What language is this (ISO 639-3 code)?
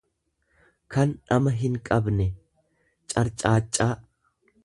orm